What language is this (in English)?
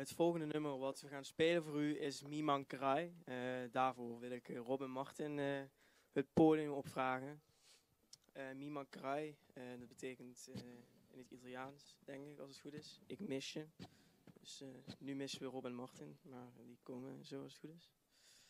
Dutch